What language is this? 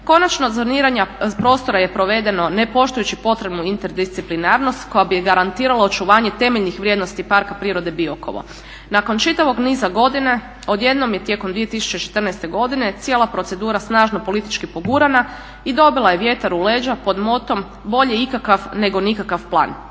Croatian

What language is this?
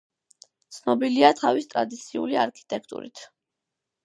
Georgian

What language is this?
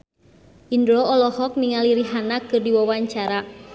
Sundanese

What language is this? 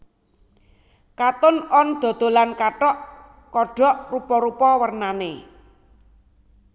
Javanese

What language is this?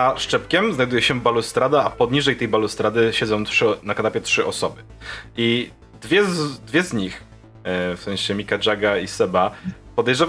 Polish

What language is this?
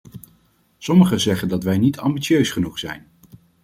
Dutch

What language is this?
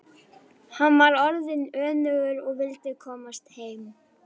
Icelandic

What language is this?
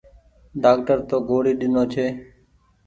Goaria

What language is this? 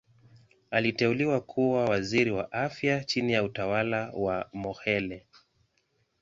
Swahili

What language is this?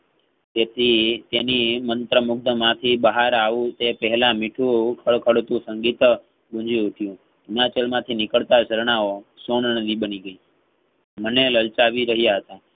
Gujarati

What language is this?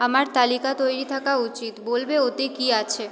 Bangla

